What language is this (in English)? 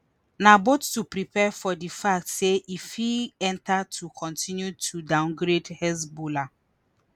Nigerian Pidgin